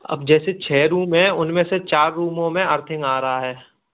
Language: Hindi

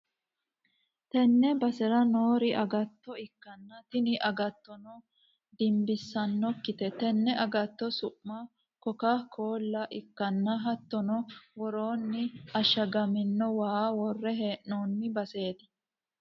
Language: Sidamo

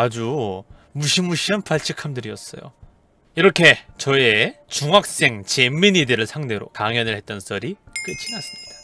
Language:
Korean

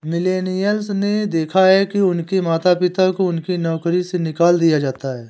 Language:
Hindi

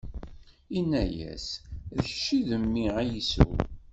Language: Kabyle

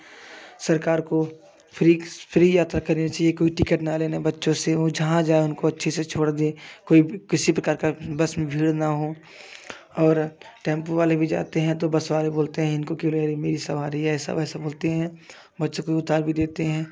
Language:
Hindi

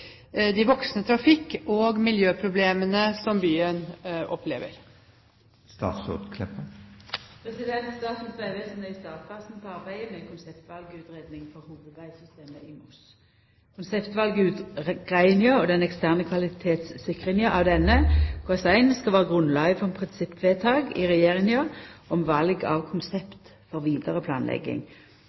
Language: Norwegian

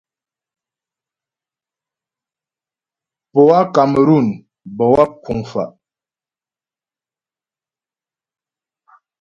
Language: Ghomala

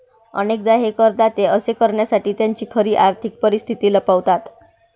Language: Marathi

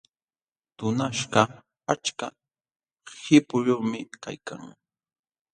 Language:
Jauja Wanca Quechua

